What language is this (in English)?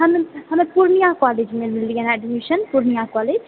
Maithili